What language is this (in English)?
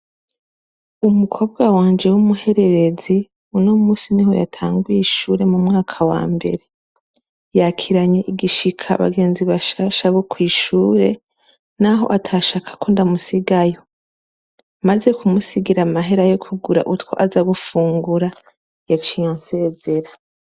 Rundi